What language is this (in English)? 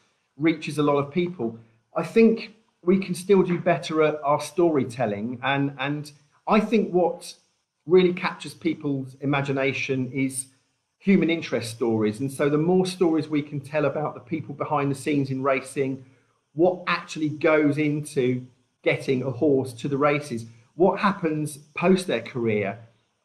English